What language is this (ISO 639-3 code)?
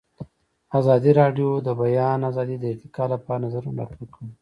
pus